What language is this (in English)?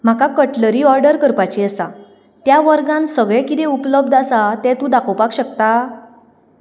Konkani